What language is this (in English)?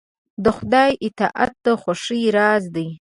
Pashto